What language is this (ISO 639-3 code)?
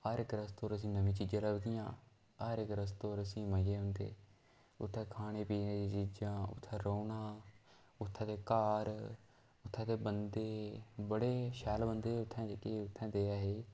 doi